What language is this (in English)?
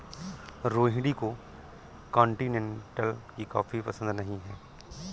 Hindi